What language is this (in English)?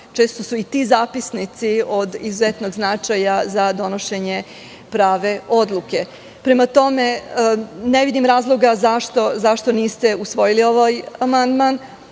Serbian